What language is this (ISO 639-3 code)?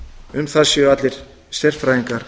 isl